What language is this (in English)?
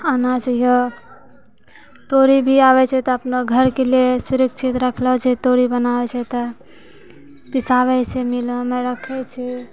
Maithili